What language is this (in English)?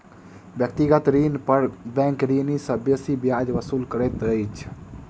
Maithili